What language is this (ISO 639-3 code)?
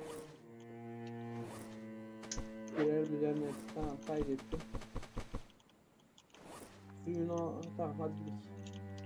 tur